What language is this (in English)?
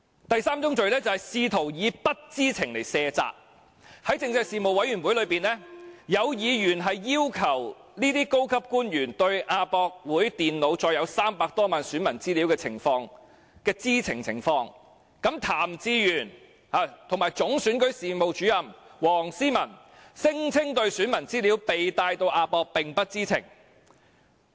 Cantonese